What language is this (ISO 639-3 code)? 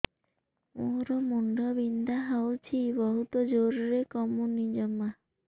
ori